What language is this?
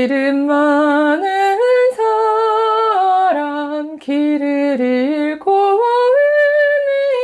Korean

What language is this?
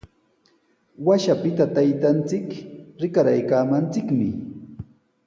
Sihuas Ancash Quechua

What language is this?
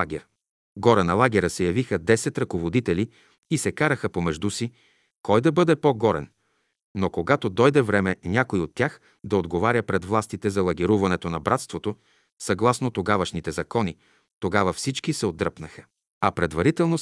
Bulgarian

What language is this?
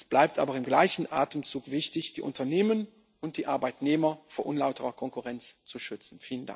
German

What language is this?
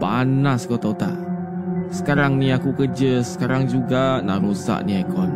Malay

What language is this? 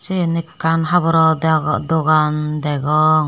Chakma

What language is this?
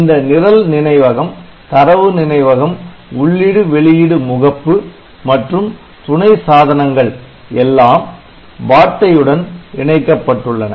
Tamil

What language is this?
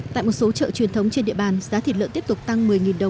Vietnamese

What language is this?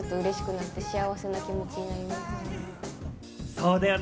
Japanese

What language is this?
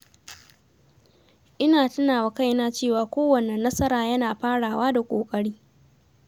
Hausa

